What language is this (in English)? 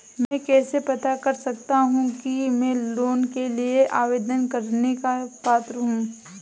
Hindi